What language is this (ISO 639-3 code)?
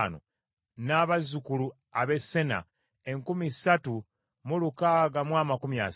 lug